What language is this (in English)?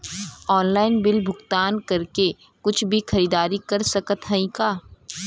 Bhojpuri